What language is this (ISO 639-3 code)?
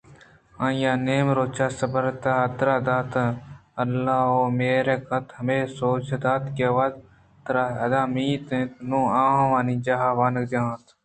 bgp